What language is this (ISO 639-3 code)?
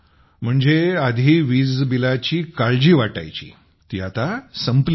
mar